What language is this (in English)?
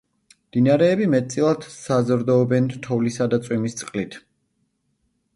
Georgian